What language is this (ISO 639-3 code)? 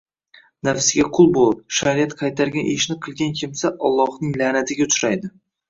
uzb